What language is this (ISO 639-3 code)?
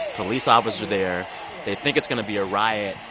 eng